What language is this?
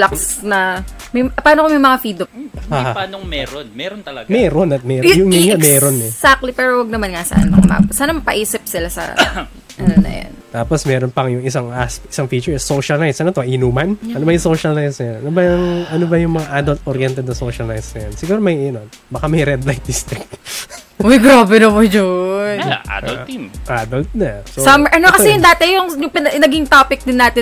Filipino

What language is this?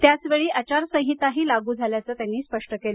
Marathi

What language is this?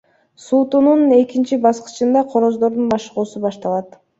Kyrgyz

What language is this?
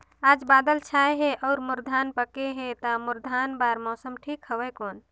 Chhattisgarhi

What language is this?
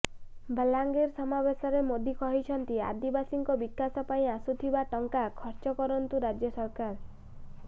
Odia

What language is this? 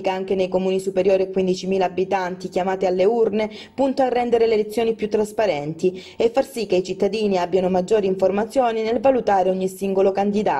Italian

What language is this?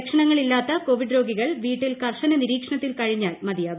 Malayalam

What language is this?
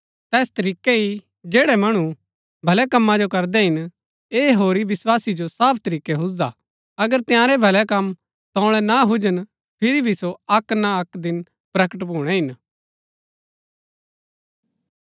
Gaddi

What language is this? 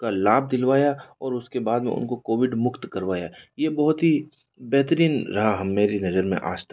Hindi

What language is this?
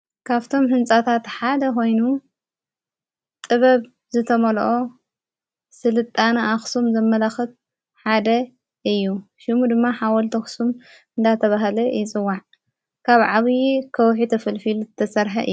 Tigrinya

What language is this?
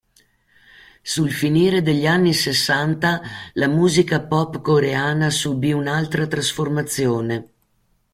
Italian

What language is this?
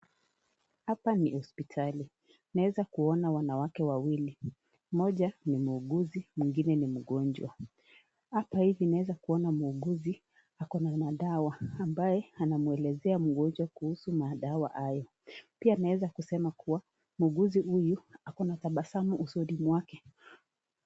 Swahili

